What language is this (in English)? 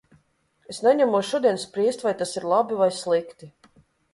Latvian